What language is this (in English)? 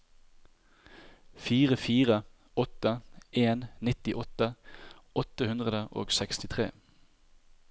Norwegian